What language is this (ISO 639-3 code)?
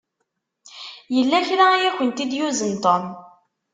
kab